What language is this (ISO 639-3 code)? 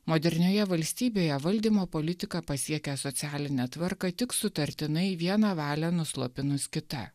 lit